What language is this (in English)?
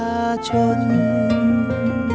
Thai